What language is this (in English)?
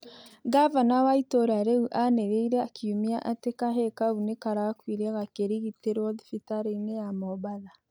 Kikuyu